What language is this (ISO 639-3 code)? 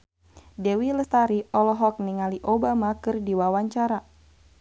sun